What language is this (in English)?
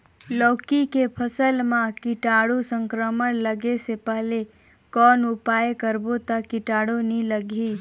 Chhattisgarhi